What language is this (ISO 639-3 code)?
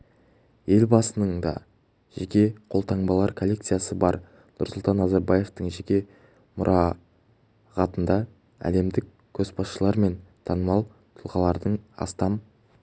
kaz